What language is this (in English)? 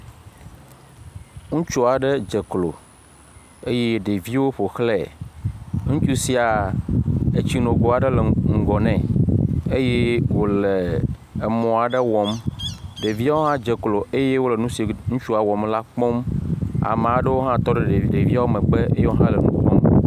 Ewe